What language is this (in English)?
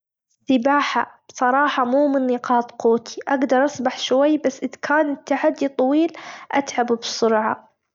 Gulf Arabic